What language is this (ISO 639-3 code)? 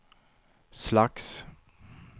swe